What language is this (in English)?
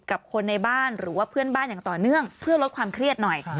Thai